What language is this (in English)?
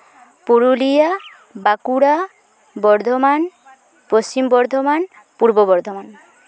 Santali